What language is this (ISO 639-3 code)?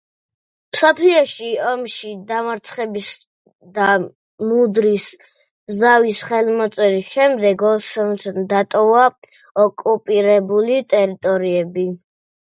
kat